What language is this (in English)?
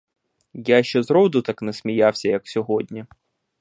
Ukrainian